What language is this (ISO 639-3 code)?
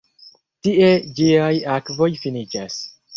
epo